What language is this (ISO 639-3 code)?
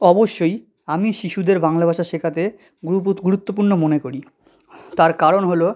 ben